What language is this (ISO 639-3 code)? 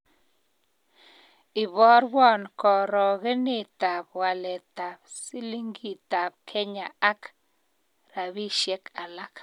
kln